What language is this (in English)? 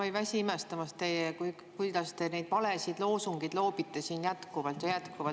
Estonian